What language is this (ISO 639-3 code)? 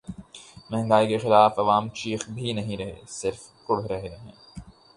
urd